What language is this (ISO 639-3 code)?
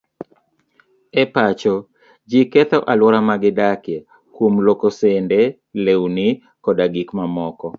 luo